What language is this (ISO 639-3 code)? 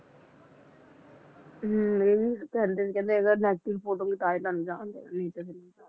pan